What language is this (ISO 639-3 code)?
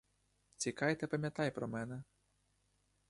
ukr